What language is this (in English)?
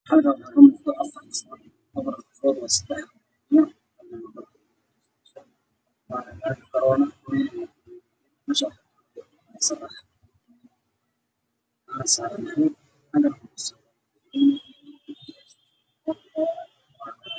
Somali